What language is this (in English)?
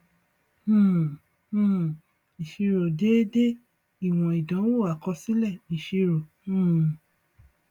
Yoruba